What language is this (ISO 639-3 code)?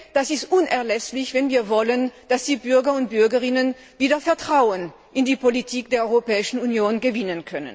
deu